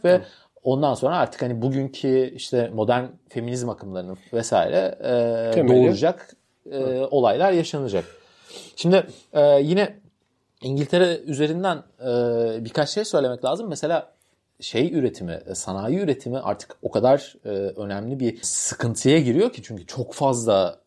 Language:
Turkish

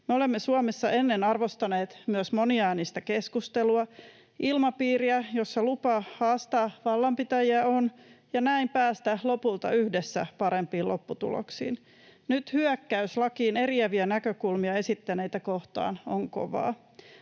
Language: Finnish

